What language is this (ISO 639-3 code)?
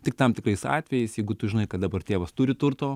lit